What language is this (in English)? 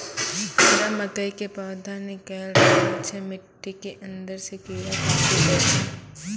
Maithili